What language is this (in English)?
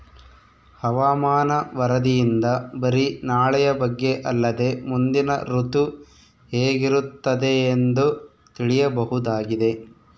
Kannada